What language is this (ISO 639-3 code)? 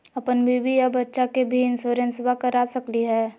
mag